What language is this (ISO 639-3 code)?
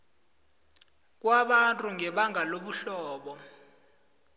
nbl